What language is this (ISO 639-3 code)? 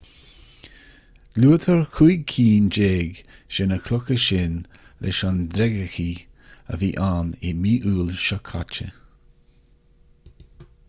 gle